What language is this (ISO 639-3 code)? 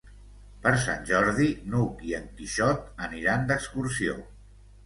cat